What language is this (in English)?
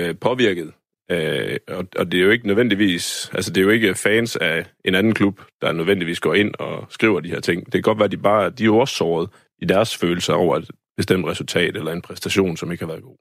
Danish